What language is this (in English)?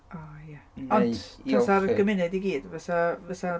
Welsh